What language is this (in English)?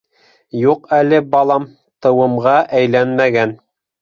Bashkir